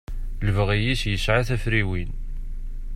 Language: Kabyle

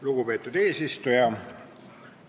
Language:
Estonian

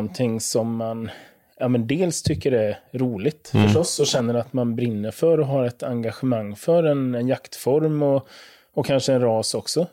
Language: Swedish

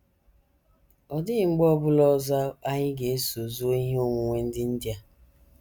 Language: Igbo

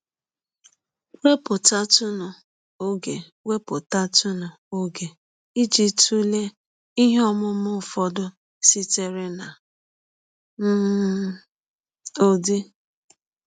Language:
Igbo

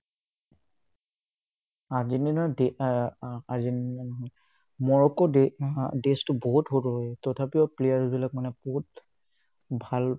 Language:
Assamese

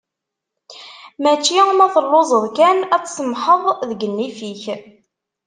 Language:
Kabyle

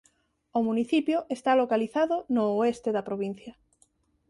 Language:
Galician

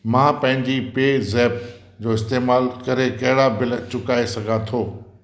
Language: Sindhi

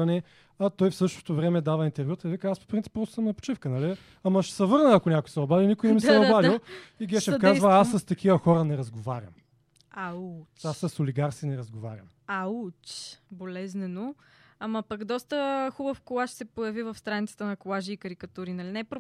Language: Bulgarian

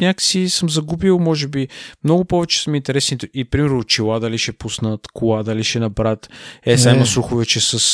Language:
Bulgarian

